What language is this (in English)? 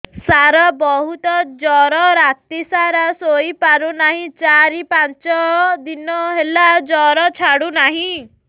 Odia